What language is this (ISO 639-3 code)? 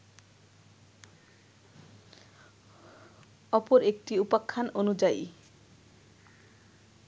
ben